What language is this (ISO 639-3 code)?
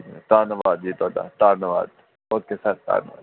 pan